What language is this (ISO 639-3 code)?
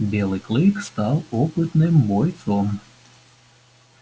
rus